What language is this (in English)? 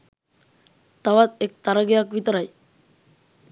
Sinhala